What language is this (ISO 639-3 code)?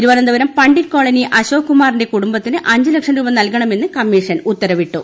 mal